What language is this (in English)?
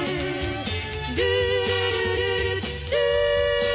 Japanese